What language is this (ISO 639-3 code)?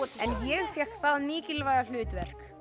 isl